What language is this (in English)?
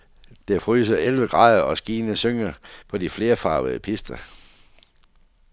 Danish